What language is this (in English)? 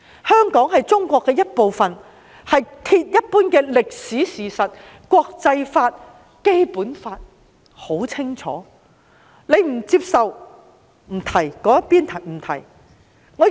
Cantonese